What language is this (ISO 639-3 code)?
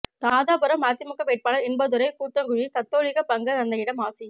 tam